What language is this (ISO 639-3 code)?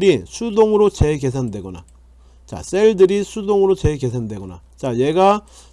kor